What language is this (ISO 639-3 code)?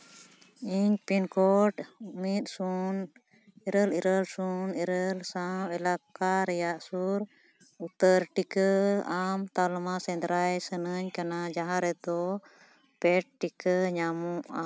sat